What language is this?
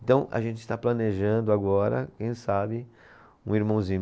Portuguese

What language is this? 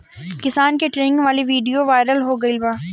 Bhojpuri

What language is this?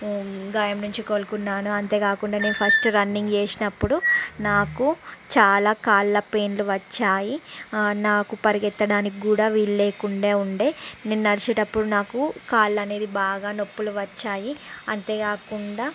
Telugu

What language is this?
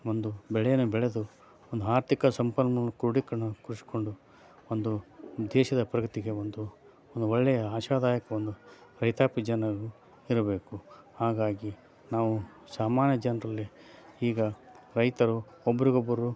Kannada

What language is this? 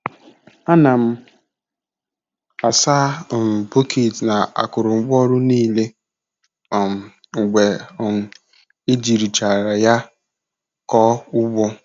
Igbo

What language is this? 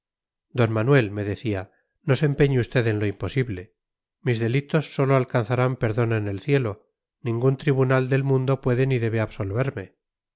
Spanish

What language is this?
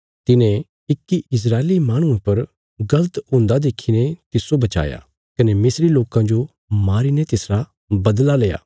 Bilaspuri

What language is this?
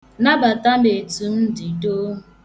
Igbo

